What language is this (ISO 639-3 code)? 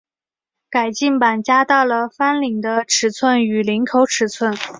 zho